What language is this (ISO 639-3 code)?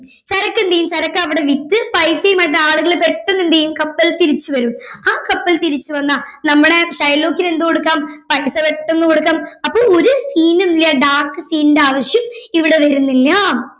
mal